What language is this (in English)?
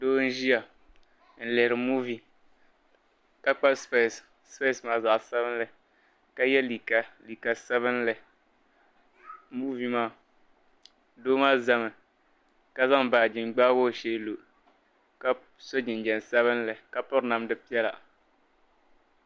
Dagbani